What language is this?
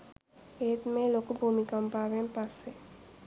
Sinhala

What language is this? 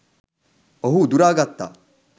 Sinhala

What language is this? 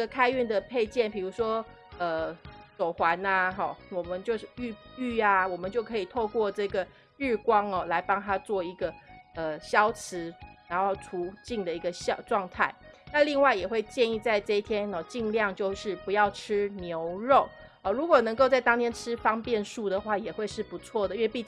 Chinese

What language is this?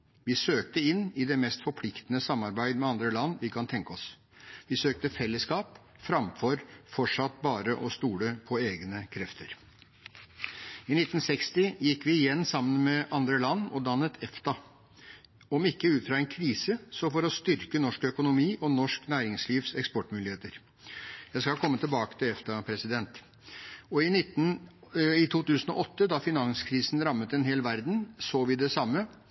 Norwegian Bokmål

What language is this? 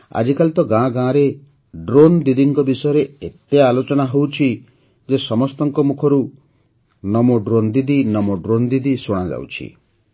Odia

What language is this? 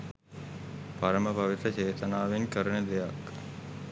Sinhala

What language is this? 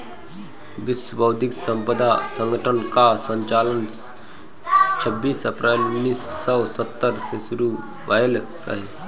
Bhojpuri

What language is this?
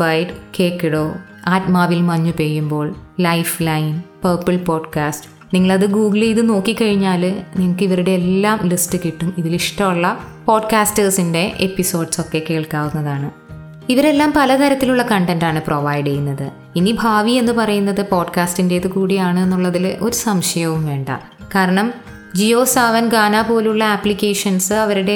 Malayalam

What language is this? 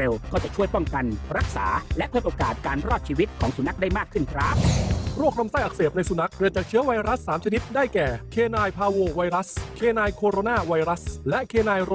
Thai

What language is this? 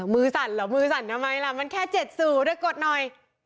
Thai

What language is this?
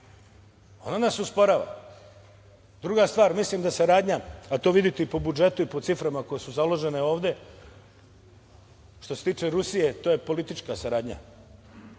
Serbian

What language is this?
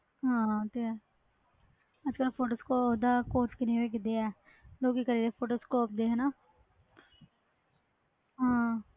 Punjabi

